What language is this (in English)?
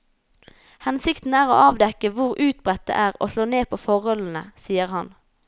Norwegian